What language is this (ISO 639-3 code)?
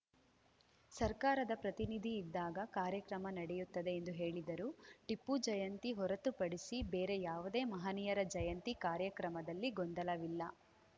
kan